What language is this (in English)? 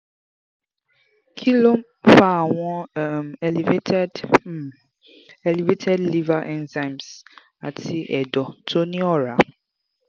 Yoruba